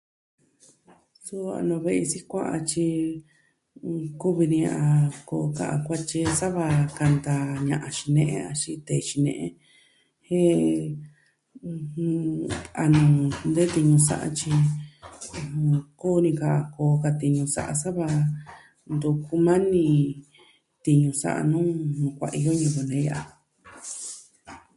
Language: Southwestern Tlaxiaco Mixtec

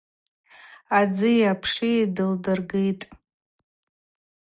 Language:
Abaza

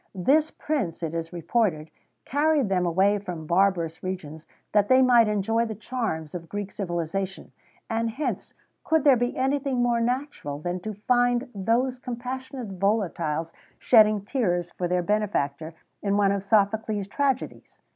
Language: English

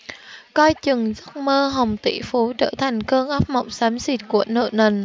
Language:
Vietnamese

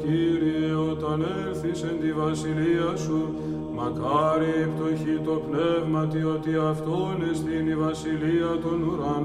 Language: Greek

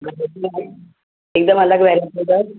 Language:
Sindhi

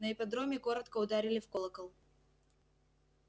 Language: Russian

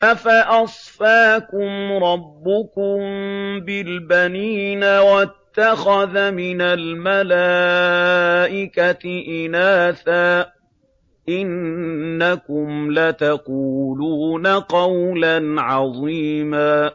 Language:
Arabic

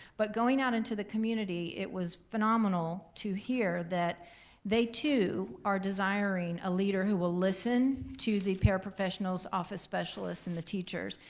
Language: English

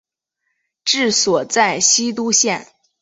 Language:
Chinese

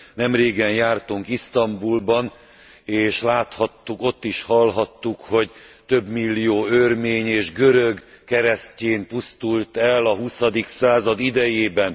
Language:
Hungarian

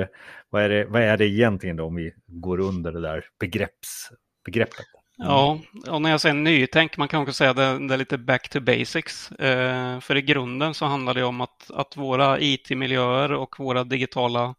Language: Swedish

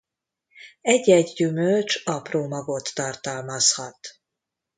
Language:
Hungarian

